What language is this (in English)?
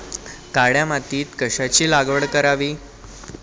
Marathi